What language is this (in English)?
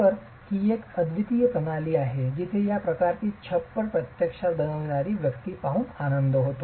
Marathi